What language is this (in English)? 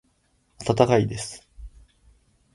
Japanese